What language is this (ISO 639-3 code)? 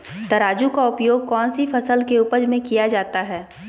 mag